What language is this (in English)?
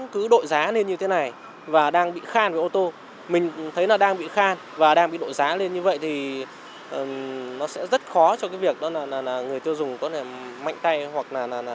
Vietnamese